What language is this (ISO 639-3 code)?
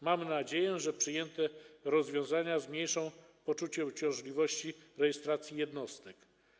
pol